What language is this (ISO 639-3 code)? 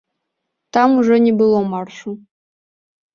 bel